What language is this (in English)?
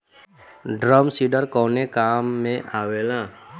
Bhojpuri